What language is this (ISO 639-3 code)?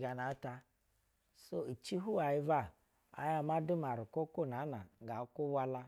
bzw